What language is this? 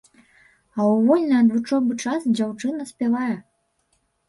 Belarusian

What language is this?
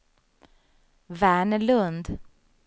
Swedish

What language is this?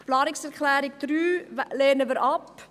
Swiss German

